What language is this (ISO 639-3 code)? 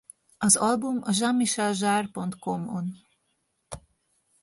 hun